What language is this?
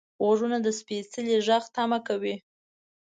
Pashto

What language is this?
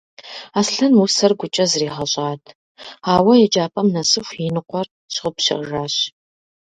Kabardian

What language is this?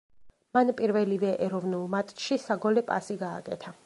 Georgian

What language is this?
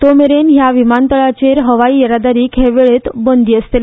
Konkani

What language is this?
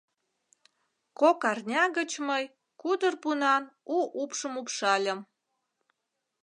Mari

